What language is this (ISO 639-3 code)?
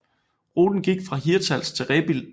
dan